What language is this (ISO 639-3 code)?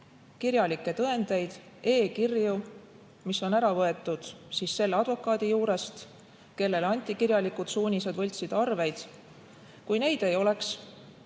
est